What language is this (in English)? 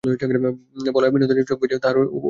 Bangla